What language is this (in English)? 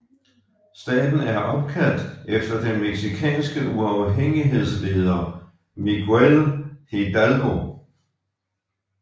Danish